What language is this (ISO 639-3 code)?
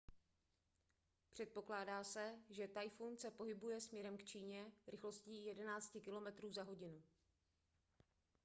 ces